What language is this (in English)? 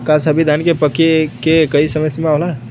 Bhojpuri